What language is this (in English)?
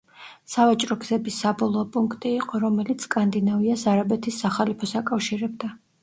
Georgian